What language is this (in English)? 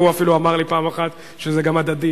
Hebrew